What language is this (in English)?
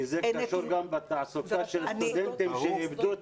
Hebrew